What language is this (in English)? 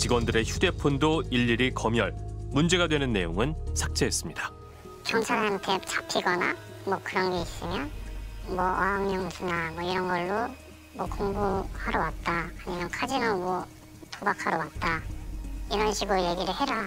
Korean